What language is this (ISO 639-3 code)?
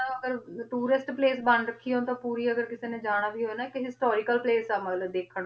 pan